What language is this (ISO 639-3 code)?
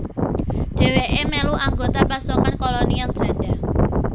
jav